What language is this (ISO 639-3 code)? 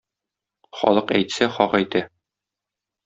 tat